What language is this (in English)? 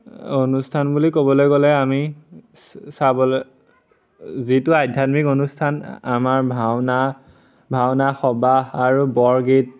Assamese